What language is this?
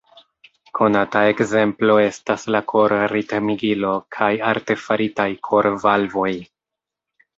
Esperanto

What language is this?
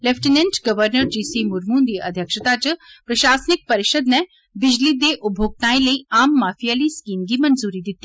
Dogri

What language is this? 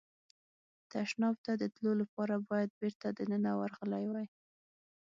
Pashto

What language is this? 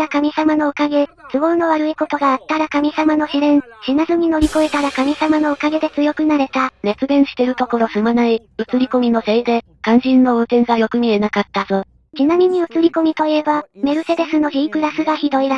Japanese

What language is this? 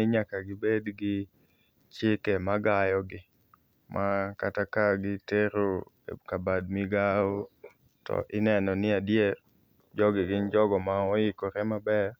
Luo (Kenya and Tanzania)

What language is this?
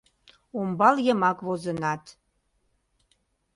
Mari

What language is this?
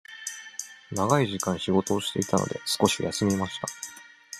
Japanese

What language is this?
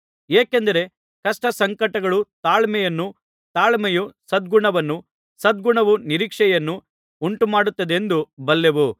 Kannada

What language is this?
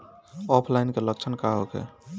Bhojpuri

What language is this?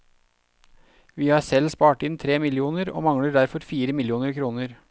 Norwegian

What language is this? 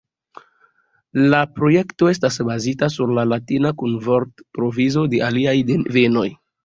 Esperanto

